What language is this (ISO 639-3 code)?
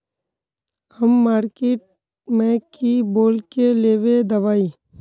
mag